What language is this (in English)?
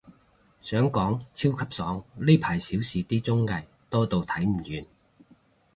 Cantonese